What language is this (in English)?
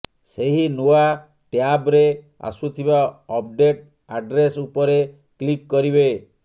Odia